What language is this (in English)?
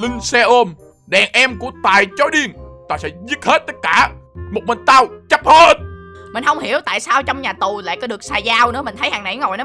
Vietnamese